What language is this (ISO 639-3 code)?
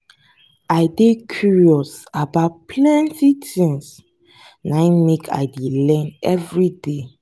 pcm